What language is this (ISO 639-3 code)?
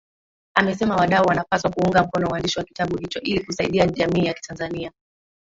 swa